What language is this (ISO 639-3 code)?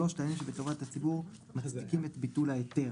heb